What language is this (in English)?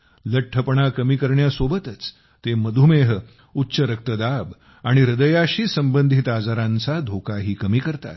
Marathi